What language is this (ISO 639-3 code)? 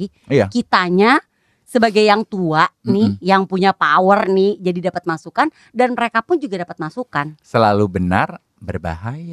ind